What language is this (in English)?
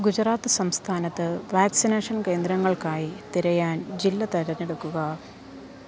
Malayalam